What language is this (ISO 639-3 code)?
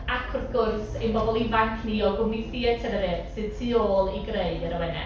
cym